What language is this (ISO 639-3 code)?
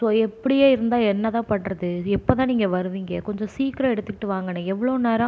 tam